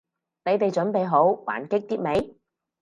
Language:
Cantonese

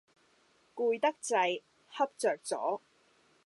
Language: Cantonese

